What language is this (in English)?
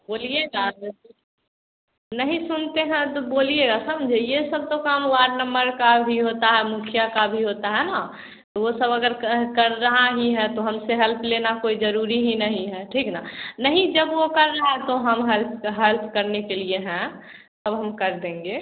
Hindi